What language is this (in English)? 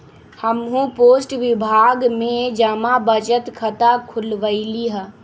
Magahi